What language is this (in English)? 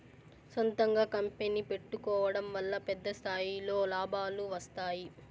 Telugu